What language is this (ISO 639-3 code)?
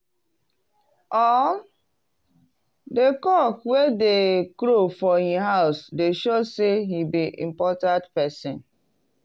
pcm